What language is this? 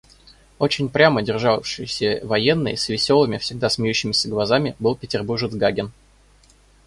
Russian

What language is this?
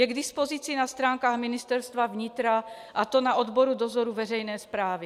Czech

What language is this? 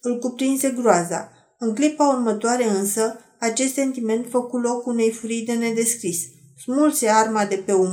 Romanian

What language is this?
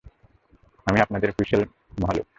Bangla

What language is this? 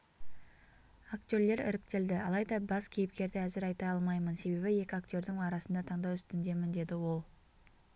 Kazakh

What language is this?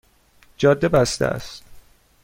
Persian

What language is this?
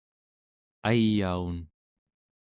Central Yupik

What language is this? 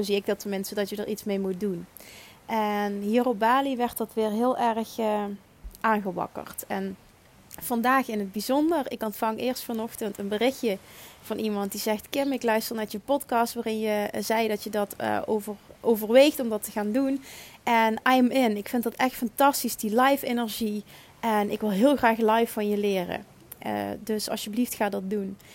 Dutch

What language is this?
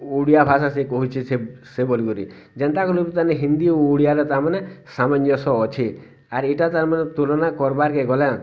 Odia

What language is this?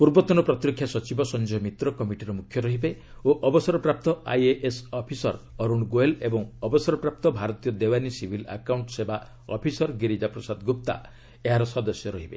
Odia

